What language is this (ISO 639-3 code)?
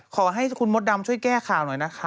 tha